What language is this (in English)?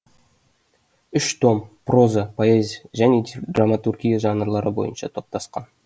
Kazakh